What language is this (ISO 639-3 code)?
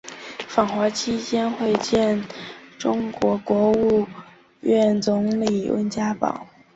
zho